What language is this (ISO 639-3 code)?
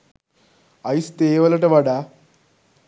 sin